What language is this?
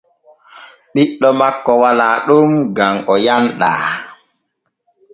Borgu Fulfulde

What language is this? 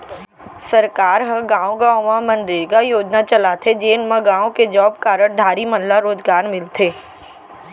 Chhattisgarhi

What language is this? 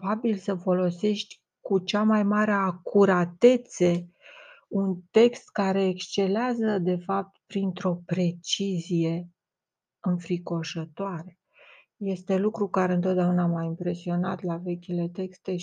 Romanian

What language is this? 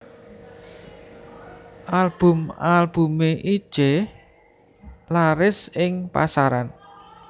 Javanese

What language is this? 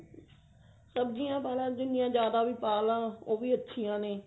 Punjabi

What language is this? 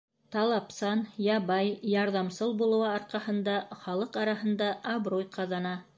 Bashkir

